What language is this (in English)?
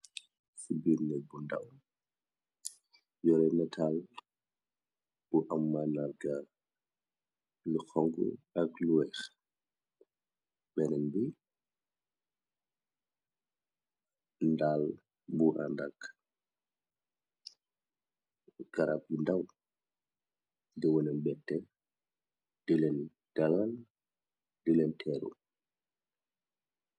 Wolof